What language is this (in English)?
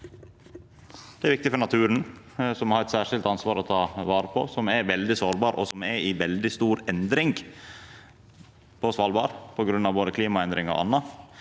Norwegian